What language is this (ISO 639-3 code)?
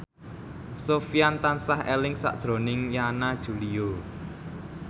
jav